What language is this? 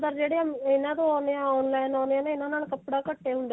Punjabi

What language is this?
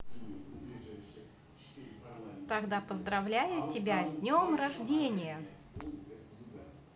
Russian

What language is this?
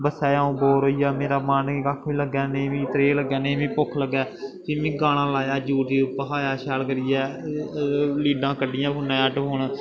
Dogri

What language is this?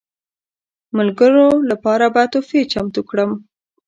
Pashto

